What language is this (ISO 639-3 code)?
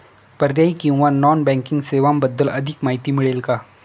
mar